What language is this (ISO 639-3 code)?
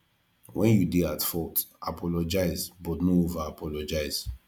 pcm